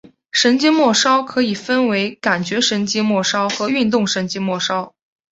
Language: Chinese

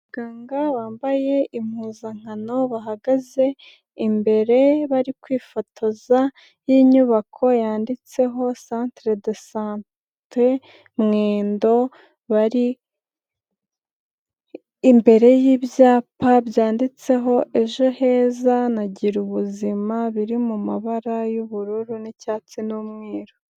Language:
Kinyarwanda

